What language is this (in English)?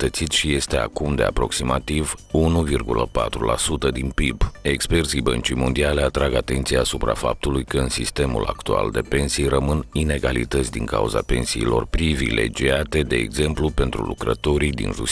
Romanian